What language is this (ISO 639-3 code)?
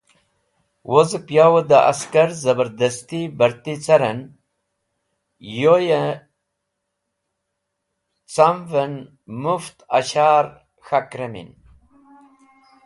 wbl